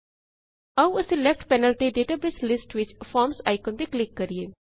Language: Punjabi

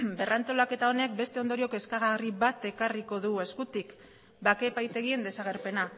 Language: Basque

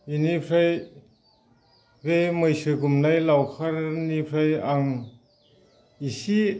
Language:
Bodo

